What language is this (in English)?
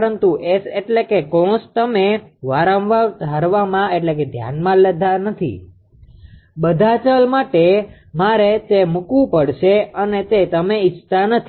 Gujarati